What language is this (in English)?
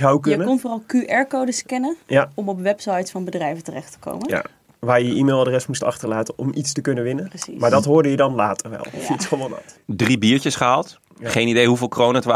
Dutch